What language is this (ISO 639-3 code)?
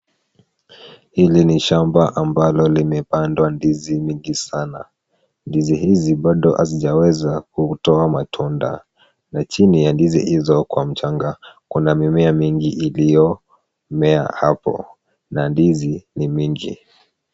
swa